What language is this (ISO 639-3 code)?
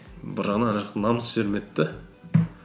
kaz